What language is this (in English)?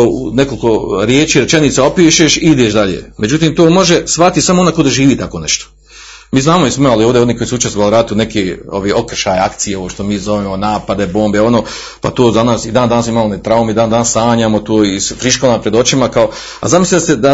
Croatian